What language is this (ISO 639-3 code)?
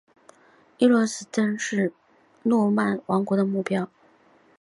zho